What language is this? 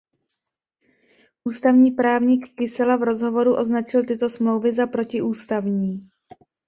Czech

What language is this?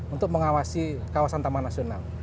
Indonesian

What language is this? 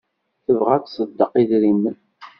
Kabyle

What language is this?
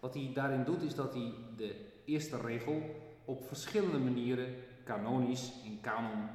Dutch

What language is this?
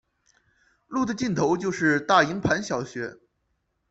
Chinese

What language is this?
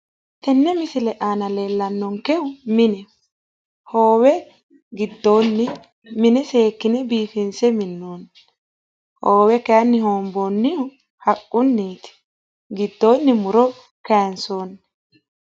Sidamo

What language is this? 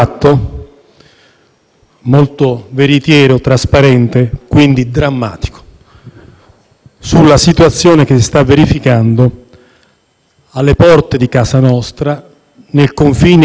Italian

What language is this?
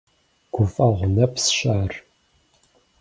Kabardian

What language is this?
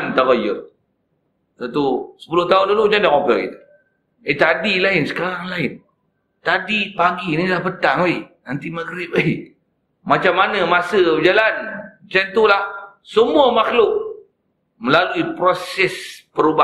Malay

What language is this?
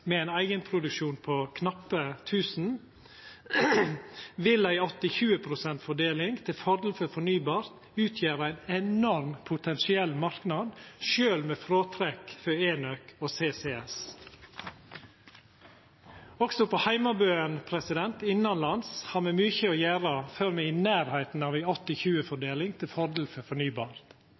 Norwegian Nynorsk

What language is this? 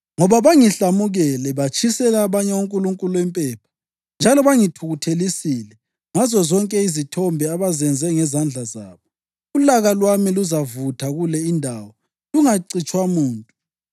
North Ndebele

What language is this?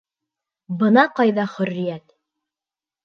Bashkir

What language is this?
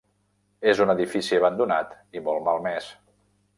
Catalan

